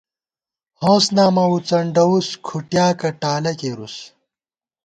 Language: Gawar-Bati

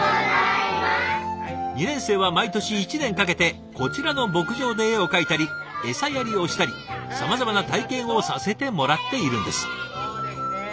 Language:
Japanese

